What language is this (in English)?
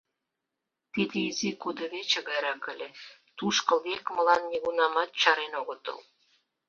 Mari